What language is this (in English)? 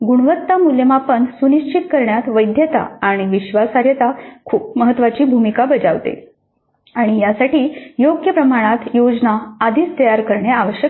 Marathi